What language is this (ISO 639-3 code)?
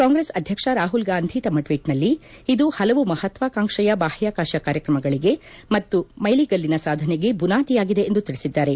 kan